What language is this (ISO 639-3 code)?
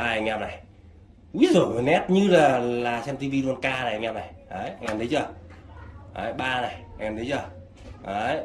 vie